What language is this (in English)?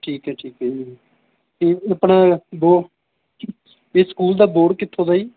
Punjabi